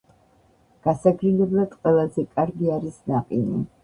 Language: Georgian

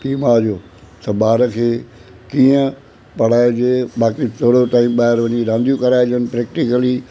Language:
Sindhi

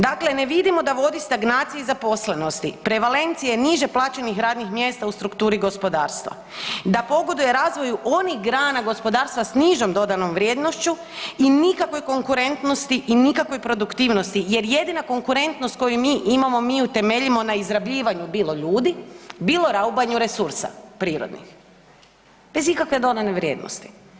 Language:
Croatian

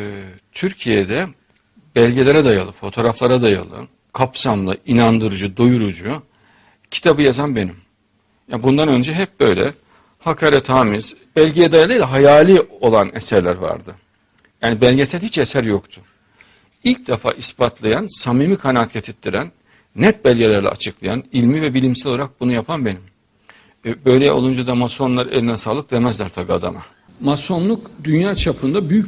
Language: Turkish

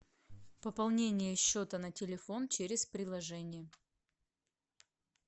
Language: Russian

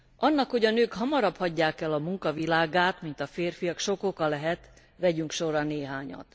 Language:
Hungarian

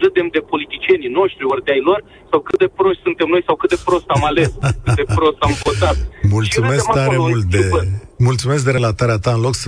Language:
Romanian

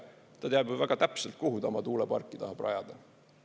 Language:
Estonian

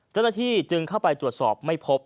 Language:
Thai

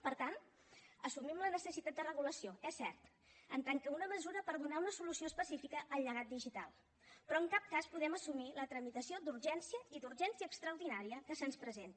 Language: Catalan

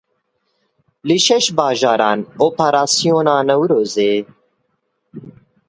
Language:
Kurdish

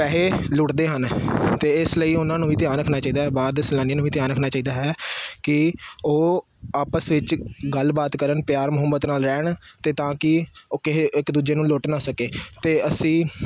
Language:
Punjabi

